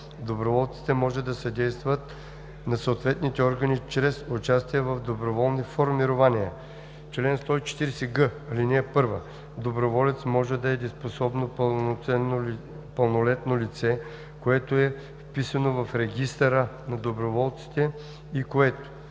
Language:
Bulgarian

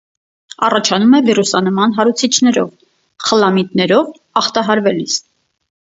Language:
Armenian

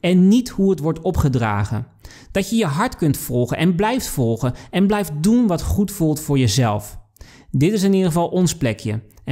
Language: Dutch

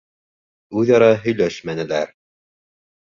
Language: Bashkir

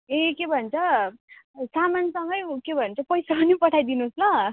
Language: Nepali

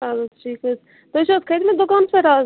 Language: Kashmiri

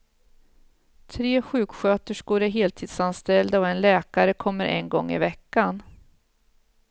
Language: Swedish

